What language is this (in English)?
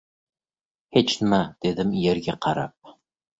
Uzbek